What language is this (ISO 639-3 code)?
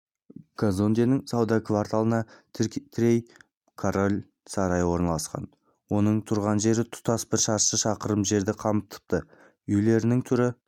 kaz